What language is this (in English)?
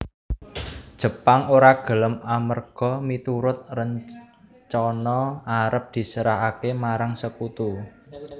Javanese